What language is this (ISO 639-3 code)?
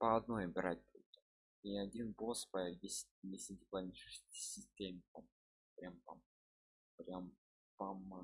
rus